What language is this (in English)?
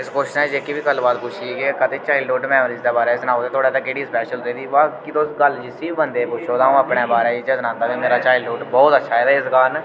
Dogri